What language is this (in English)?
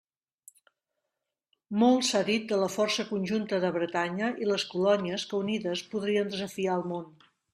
Catalan